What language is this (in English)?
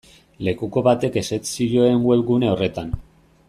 Basque